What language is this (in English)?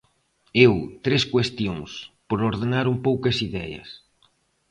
Galician